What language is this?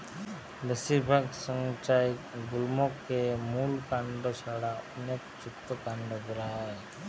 Bangla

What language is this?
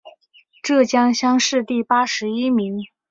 Chinese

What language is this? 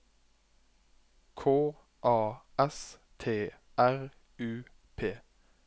Norwegian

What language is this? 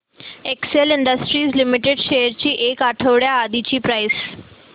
Marathi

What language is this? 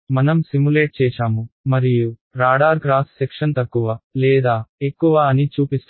Telugu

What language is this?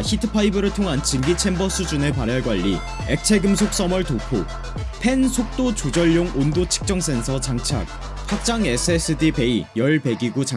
Korean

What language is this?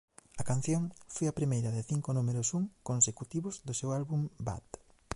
Galician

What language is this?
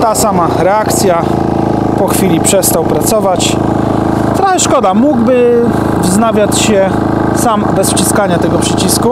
Polish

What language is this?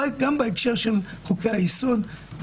Hebrew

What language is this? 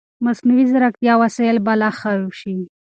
Pashto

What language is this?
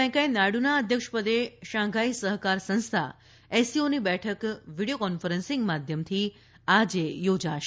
Gujarati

